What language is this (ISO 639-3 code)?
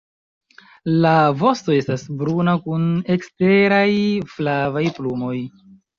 epo